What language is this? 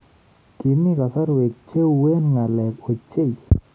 Kalenjin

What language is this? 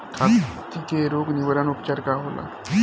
Bhojpuri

